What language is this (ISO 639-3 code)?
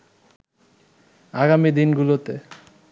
ben